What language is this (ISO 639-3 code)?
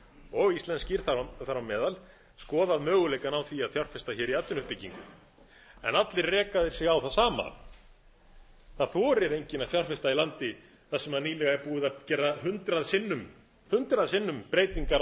isl